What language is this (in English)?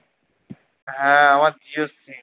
Bangla